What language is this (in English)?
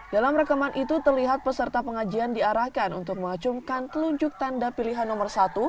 Indonesian